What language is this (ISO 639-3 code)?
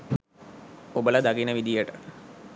sin